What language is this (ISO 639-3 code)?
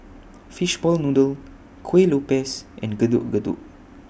eng